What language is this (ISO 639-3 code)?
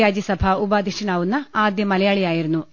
mal